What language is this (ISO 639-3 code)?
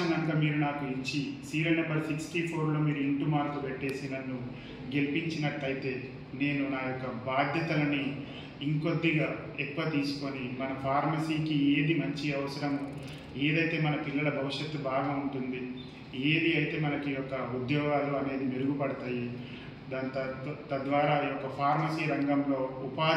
tel